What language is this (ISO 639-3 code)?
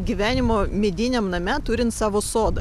lit